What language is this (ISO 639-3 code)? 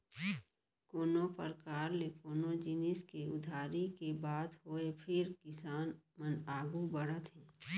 hne